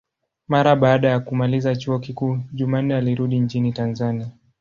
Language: Swahili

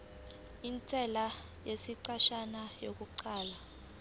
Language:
Zulu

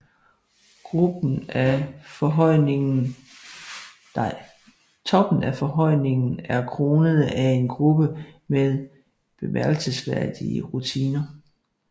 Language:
Danish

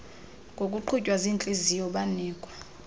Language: Xhosa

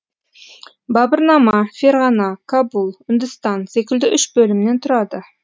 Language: Kazakh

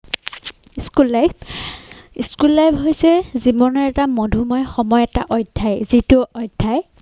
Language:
Assamese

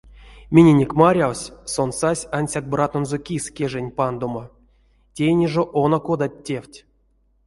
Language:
Erzya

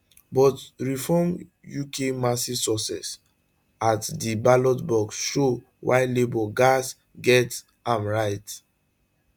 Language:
Nigerian Pidgin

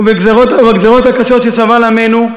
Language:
Hebrew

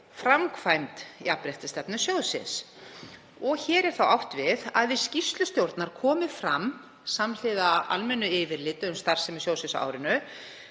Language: Icelandic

